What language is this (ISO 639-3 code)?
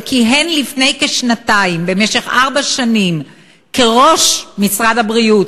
heb